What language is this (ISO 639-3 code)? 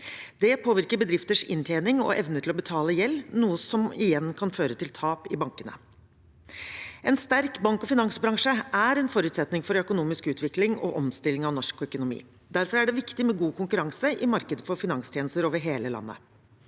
nor